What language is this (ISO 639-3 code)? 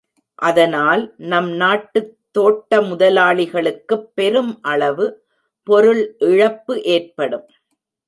tam